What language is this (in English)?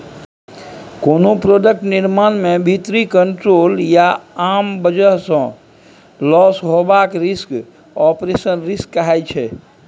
Maithili